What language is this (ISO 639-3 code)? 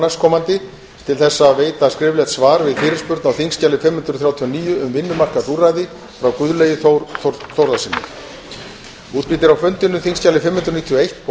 isl